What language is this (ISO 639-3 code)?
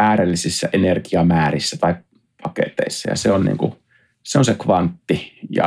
fin